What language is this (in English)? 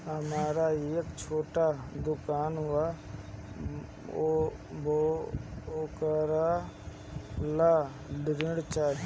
Bhojpuri